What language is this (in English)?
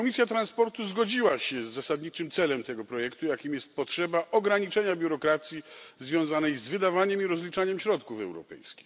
Polish